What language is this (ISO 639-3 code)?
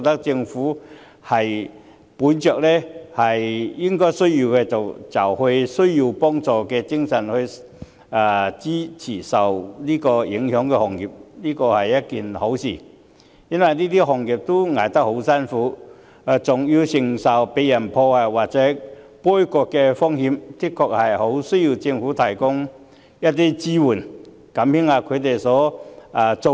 yue